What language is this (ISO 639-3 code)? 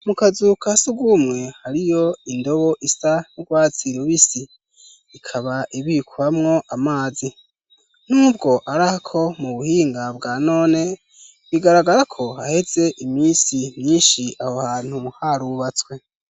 run